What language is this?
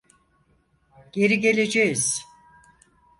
Turkish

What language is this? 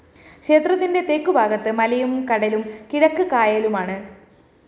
Malayalam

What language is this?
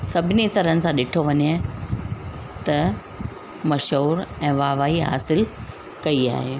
Sindhi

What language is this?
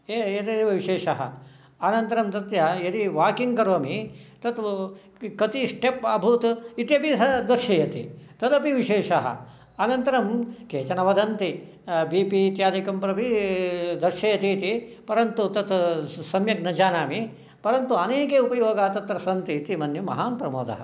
Sanskrit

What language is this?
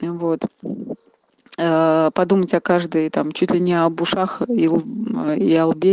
Russian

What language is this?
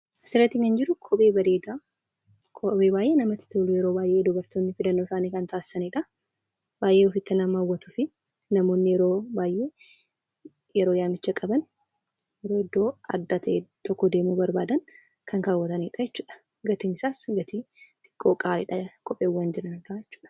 Oromo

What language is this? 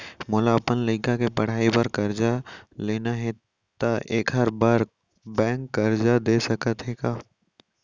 Chhattisgarhi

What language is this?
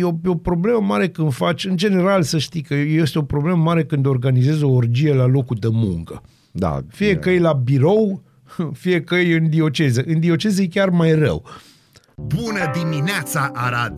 Romanian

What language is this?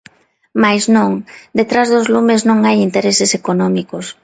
Galician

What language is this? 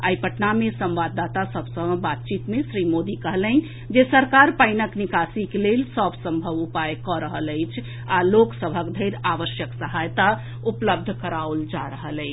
Maithili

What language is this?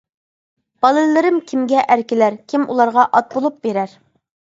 Uyghur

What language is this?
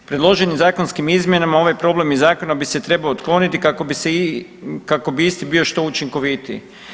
Croatian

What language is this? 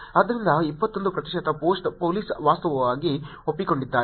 Kannada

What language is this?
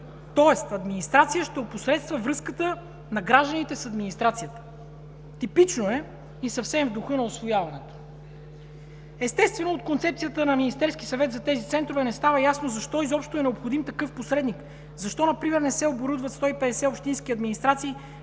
Bulgarian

